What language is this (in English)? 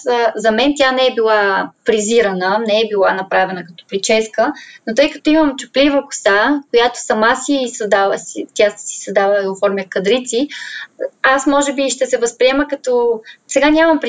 Bulgarian